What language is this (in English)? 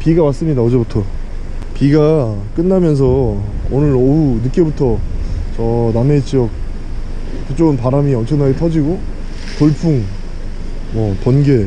Korean